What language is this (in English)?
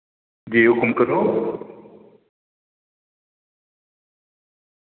Dogri